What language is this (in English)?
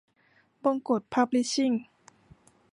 Thai